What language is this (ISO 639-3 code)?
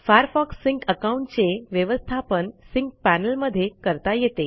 mar